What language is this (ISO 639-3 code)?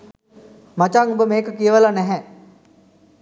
sin